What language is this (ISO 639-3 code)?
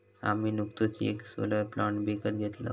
mar